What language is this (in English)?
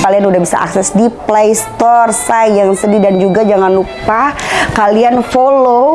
Indonesian